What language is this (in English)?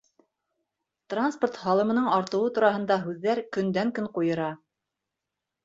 Bashkir